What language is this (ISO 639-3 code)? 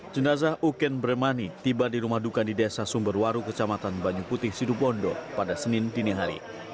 ind